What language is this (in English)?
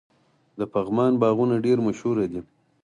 Pashto